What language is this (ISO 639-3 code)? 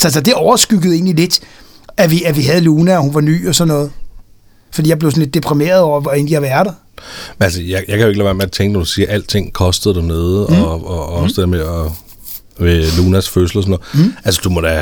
dan